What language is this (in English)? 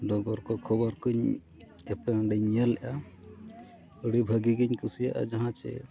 Santali